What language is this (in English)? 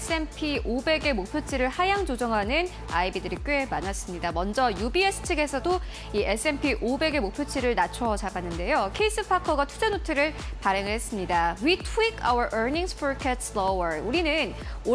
Korean